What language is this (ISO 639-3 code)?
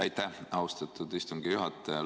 est